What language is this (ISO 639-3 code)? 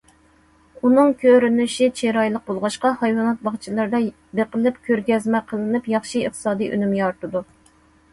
uig